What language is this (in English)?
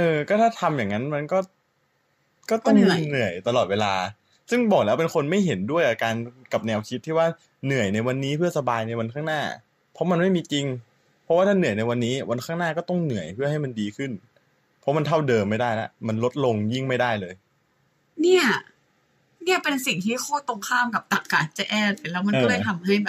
Thai